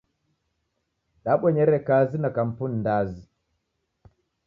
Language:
Taita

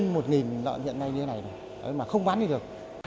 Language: Vietnamese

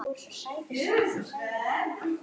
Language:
Icelandic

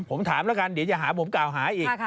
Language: Thai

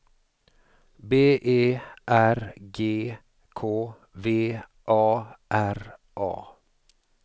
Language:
Swedish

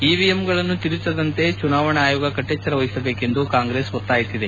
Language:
Kannada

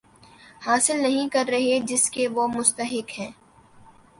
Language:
Urdu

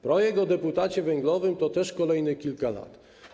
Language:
Polish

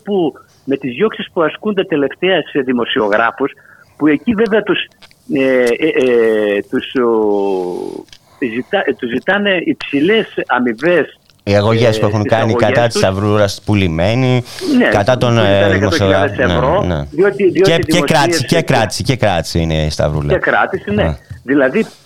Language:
Greek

